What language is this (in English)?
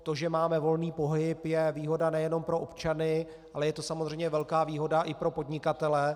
Czech